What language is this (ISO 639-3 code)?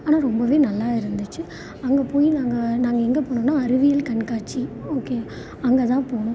tam